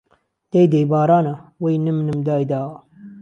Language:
Central Kurdish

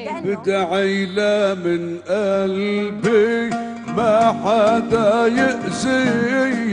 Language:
Arabic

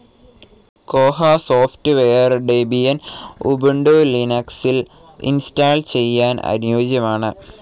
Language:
Malayalam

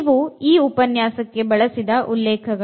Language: Kannada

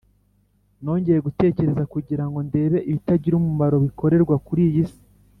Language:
Kinyarwanda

